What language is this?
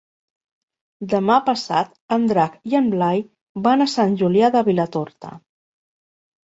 Catalan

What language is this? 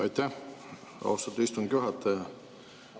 Estonian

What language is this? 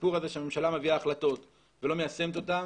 Hebrew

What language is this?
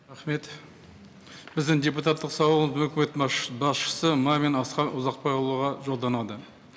Kazakh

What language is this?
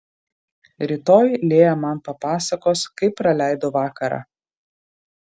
Lithuanian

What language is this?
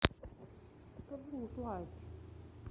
Russian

